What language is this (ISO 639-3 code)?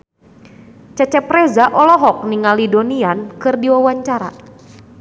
sun